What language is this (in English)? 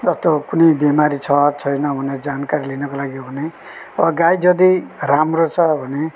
Nepali